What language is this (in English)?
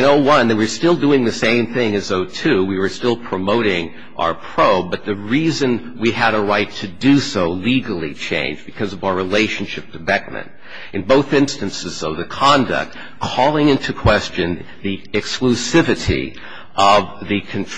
English